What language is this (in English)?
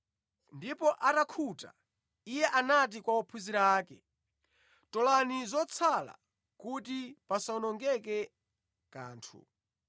Nyanja